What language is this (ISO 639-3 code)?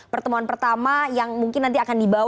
ind